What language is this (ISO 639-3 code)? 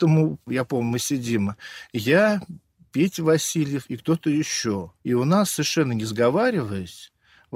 rus